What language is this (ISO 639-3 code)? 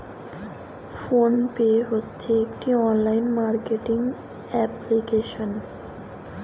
ben